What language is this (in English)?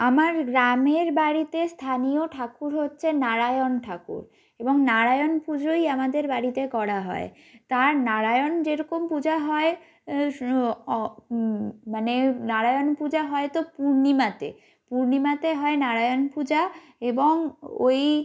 Bangla